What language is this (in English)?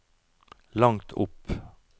Norwegian